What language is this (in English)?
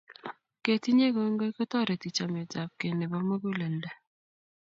Kalenjin